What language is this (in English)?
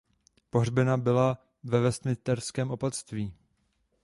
Czech